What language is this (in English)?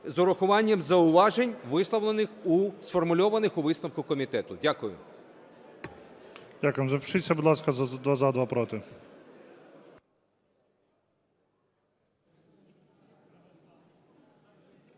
Ukrainian